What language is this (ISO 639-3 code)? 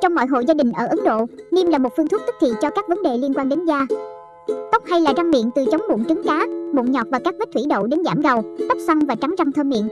vie